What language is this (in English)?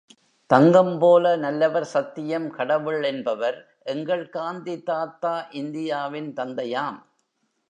Tamil